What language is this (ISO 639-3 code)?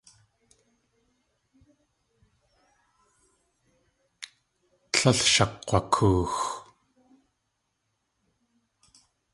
tli